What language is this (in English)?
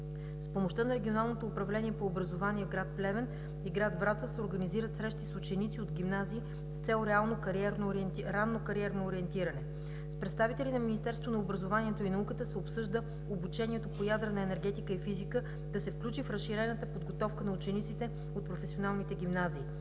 Bulgarian